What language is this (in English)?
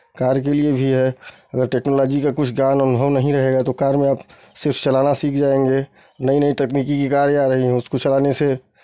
Hindi